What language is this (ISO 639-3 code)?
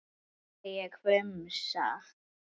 isl